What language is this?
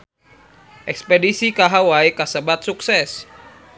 Sundanese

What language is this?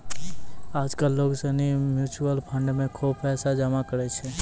Maithili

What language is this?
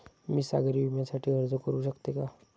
Marathi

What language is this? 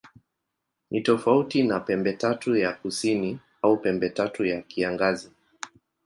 Swahili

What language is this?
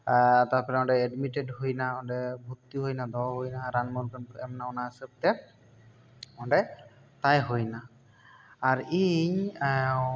Santali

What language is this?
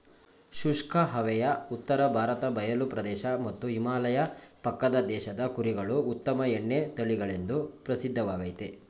Kannada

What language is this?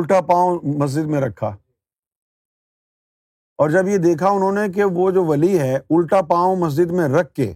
Urdu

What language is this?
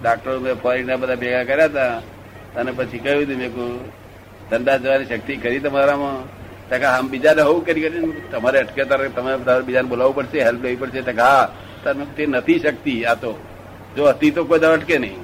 Gujarati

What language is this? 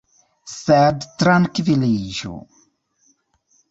Esperanto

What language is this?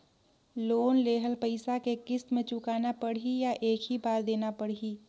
Chhattisgarhi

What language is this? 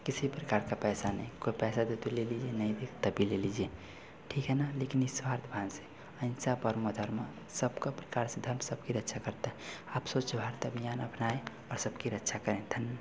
Hindi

